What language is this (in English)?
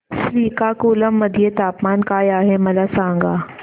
Marathi